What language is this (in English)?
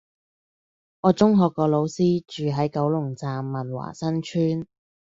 Cantonese